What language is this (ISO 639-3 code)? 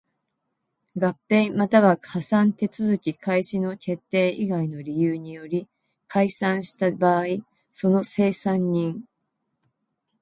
jpn